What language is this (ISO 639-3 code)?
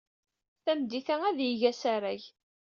kab